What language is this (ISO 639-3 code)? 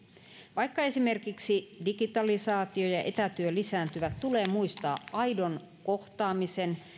fin